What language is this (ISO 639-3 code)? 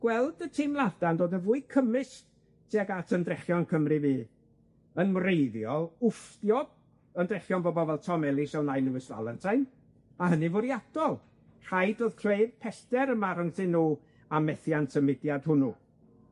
cym